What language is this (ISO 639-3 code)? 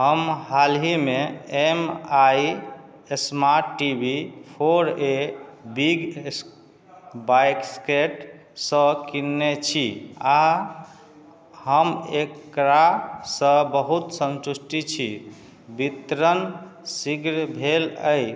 mai